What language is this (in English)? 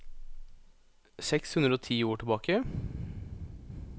Norwegian